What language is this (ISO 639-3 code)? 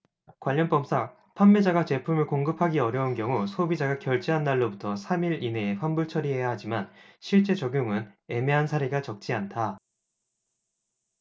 kor